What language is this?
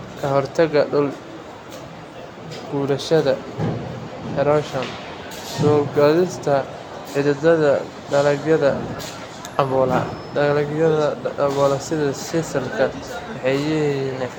Somali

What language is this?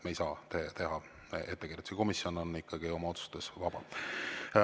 Estonian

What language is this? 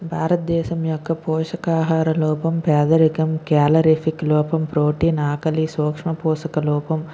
Telugu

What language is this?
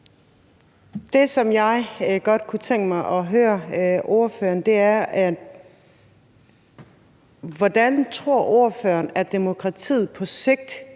Danish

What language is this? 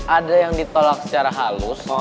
Indonesian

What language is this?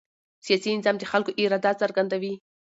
Pashto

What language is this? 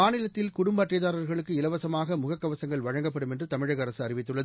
Tamil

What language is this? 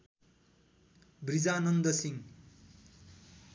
Nepali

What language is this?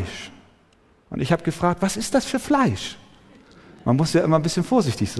German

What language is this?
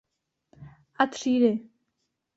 Czech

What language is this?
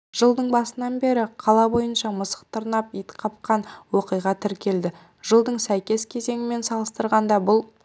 Kazakh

